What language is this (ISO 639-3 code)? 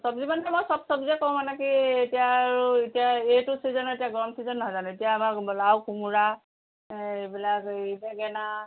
asm